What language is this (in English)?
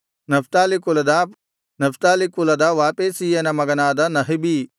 Kannada